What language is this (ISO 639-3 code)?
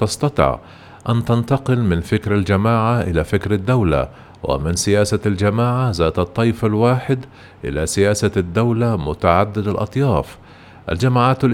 ara